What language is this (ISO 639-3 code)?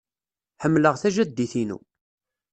kab